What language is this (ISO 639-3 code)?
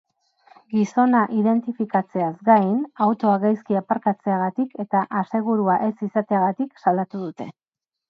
eus